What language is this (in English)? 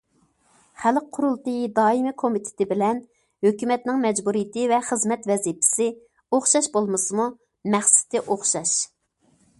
Uyghur